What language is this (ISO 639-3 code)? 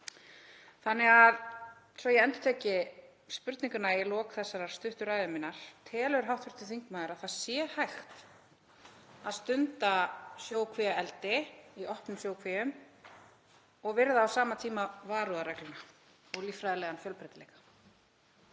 isl